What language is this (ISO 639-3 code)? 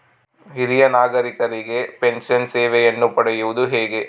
kan